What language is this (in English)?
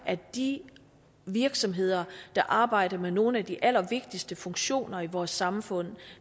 Danish